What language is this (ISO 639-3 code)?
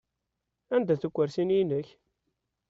kab